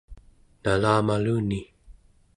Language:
Central Yupik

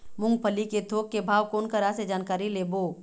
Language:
Chhattisgarhi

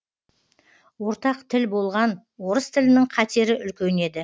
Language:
Kazakh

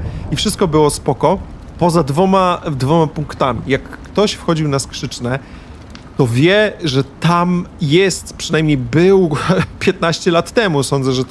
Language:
Polish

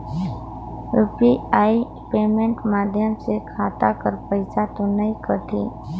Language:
Chhattisgarhi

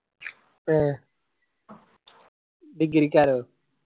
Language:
Malayalam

